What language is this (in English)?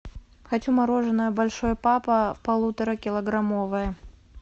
Russian